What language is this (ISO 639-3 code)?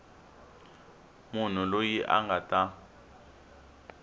tso